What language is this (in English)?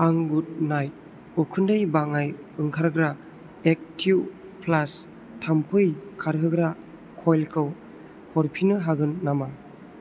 Bodo